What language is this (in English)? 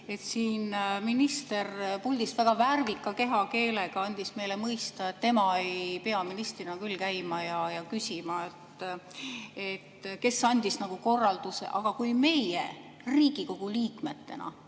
Estonian